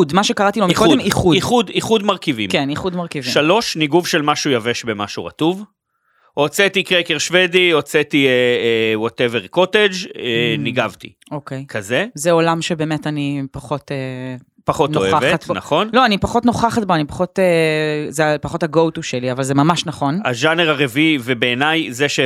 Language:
Hebrew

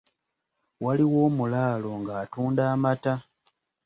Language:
Ganda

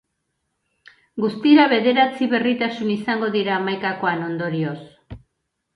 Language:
Basque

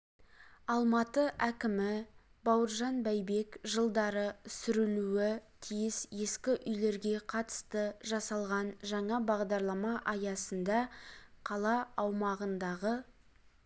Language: Kazakh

